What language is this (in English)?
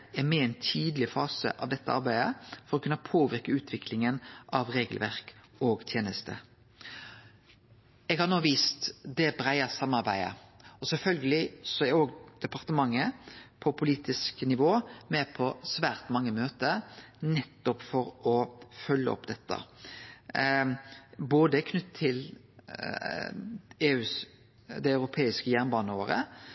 Norwegian Nynorsk